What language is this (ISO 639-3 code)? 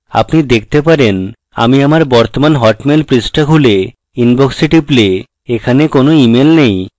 ben